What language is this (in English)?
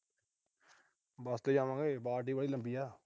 Punjabi